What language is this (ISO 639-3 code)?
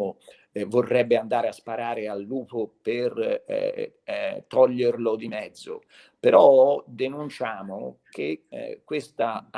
ita